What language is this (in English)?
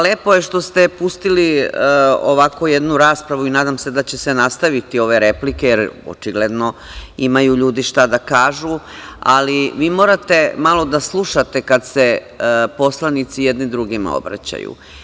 Serbian